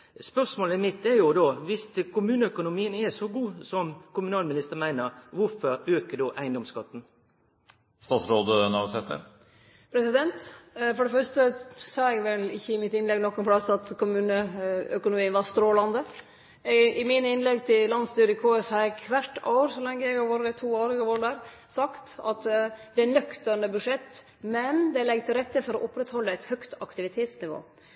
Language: Norwegian Nynorsk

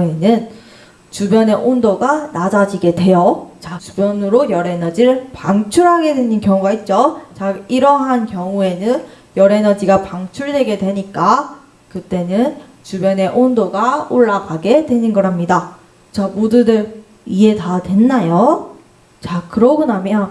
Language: Korean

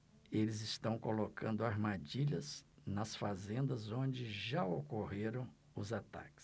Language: Portuguese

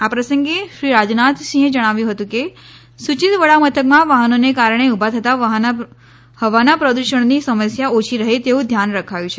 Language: Gujarati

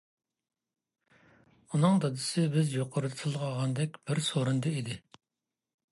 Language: Uyghur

